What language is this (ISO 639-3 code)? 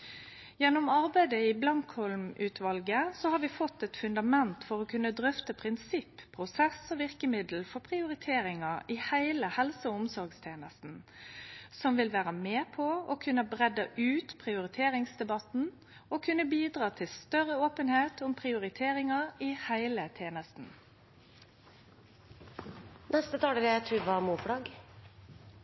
nno